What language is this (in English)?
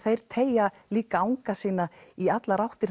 Icelandic